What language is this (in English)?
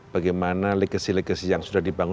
Indonesian